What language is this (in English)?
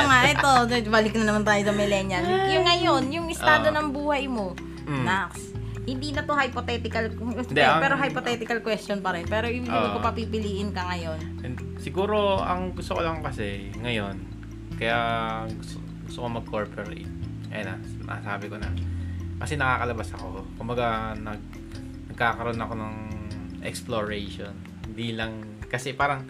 Filipino